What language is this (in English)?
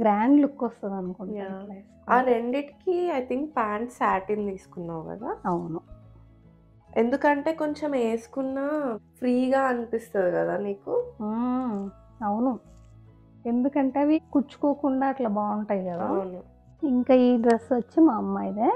Hindi